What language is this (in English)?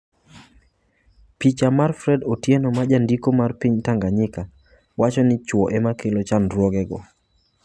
Luo (Kenya and Tanzania)